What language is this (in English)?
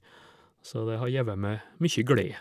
Norwegian